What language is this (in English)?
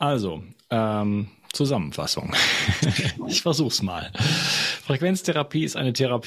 German